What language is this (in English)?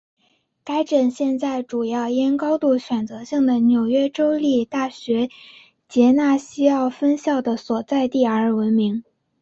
Chinese